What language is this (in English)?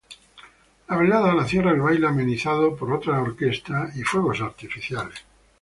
Spanish